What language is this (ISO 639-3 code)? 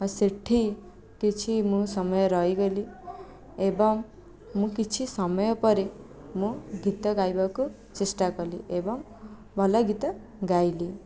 ori